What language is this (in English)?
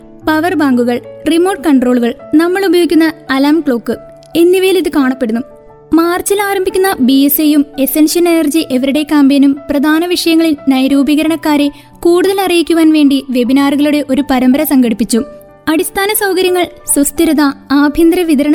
Malayalam